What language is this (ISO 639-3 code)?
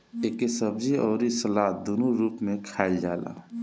bho